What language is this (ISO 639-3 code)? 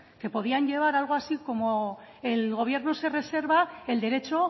spa